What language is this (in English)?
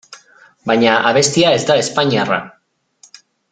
Basque